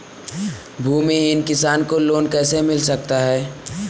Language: Hindi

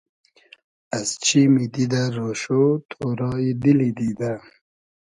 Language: Hazaragi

